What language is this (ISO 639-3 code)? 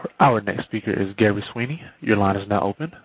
eng